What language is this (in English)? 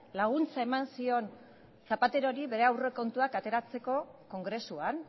Basque